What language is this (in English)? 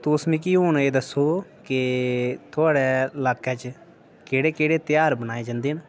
Dogri